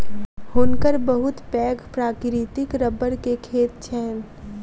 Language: Maithili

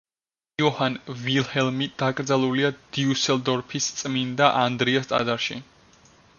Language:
Georgian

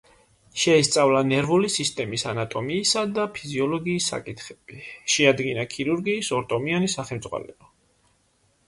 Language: Georgian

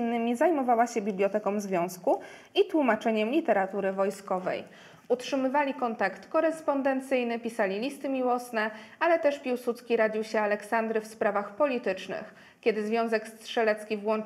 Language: Polish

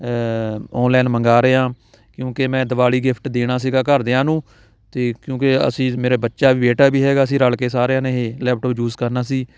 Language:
Punjabi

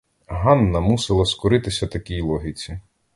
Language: Ukrainian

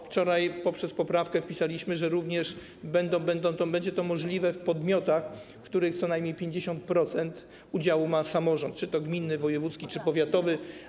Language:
Polish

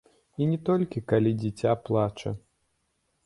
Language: Belarusian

